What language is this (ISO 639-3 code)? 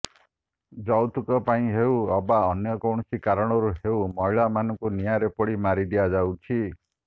ori